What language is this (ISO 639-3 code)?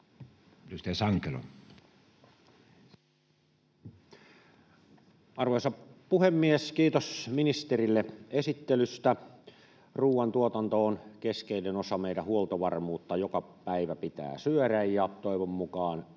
fin